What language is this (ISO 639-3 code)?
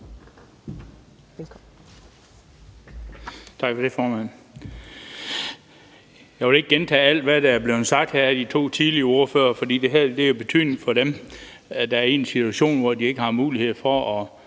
dan